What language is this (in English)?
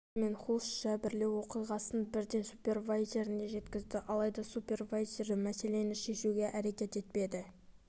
Kazakh